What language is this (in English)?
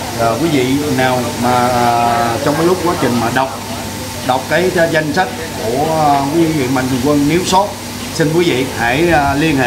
Vietnamese